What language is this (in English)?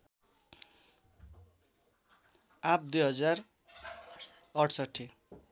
Nepali